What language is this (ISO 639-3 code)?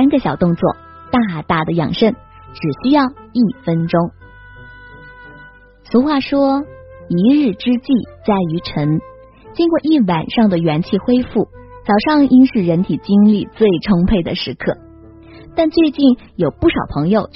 zho